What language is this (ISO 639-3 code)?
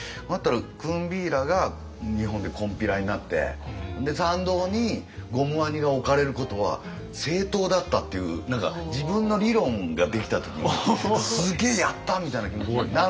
jpn